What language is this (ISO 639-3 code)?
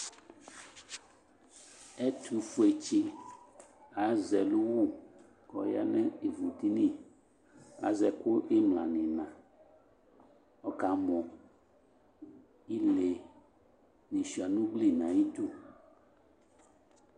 kpo